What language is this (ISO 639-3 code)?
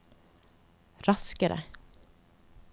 nor